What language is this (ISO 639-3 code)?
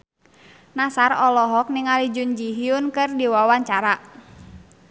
sun